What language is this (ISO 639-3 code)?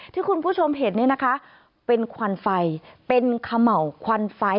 tha